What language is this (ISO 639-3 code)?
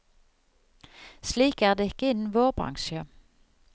nor